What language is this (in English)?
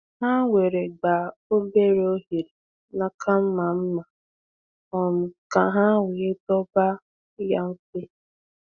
Igbo